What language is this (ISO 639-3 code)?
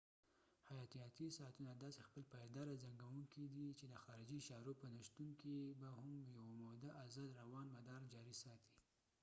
pus